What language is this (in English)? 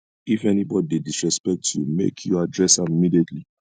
Nigerian Pidgin